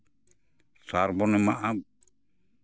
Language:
Santali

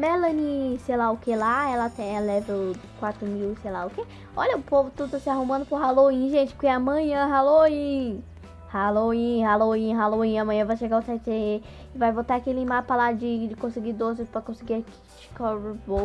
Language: Portuguese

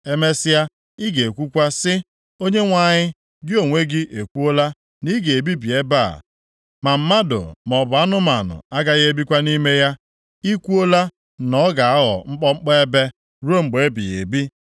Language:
Igbo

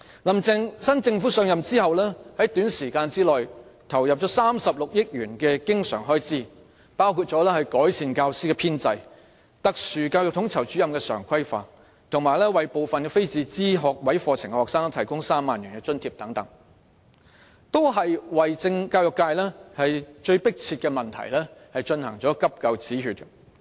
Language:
Cantonese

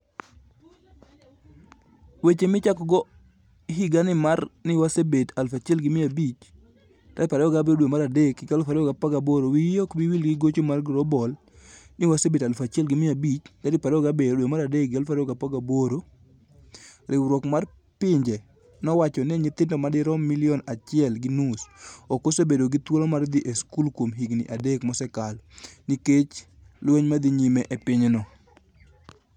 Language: Luo (Kenya and Tanzania)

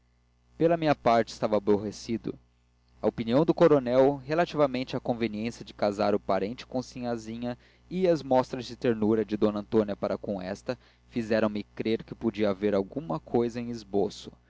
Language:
Portuguese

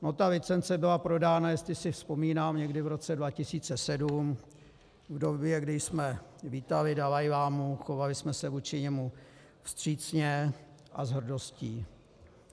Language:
Czech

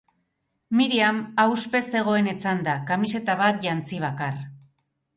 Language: Basque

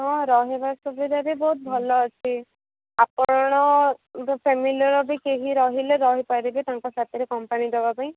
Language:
Odia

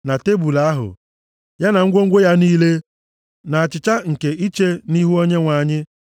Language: Igbo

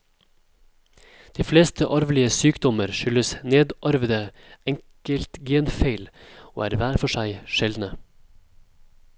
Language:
Norwegian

